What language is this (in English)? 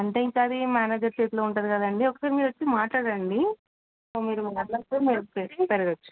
Telugu